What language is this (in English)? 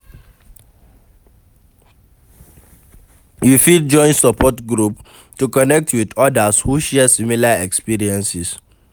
Nigerian Pidgin